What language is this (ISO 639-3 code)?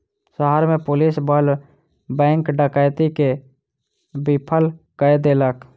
mai